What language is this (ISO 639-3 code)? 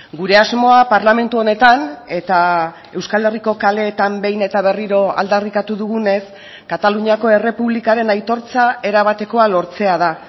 eus